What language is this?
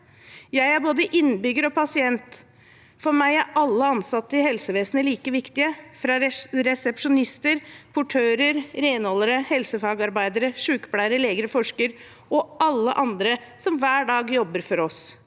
Norwegian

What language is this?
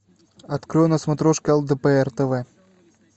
Russian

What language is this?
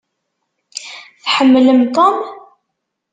Kabyle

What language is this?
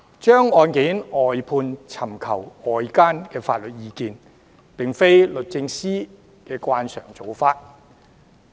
Cantonese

